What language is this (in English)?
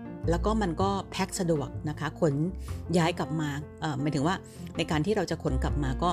Thai